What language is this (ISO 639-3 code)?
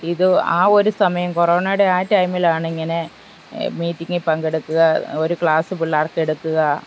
mal